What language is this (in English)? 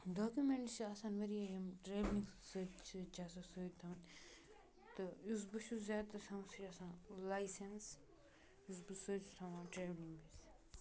Kashmiri